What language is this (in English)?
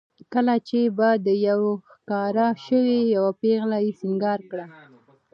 Pashto